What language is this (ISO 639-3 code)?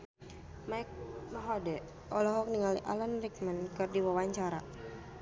sun